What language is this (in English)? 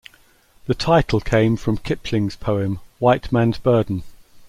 English